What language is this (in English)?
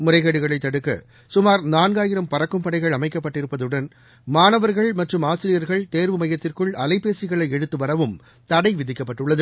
Tamil